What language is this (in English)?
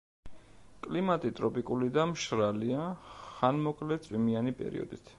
Georgian